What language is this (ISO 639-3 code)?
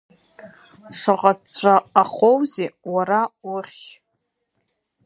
abk